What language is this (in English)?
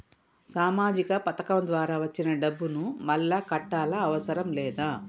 Telugu